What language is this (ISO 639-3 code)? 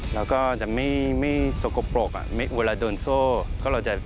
tha